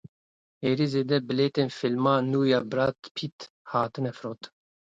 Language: Kurdish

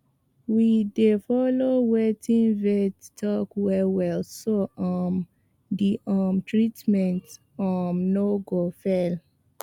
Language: Nigerian Pidgin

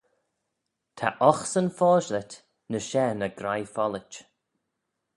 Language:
Manx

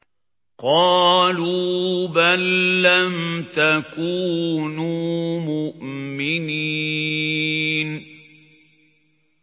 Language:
Arabic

